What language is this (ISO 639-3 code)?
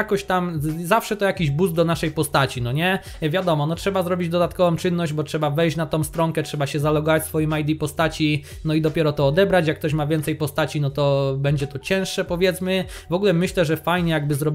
pol